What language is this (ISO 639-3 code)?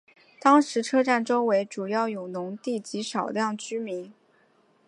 zho